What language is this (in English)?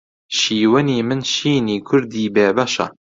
Central Kurdish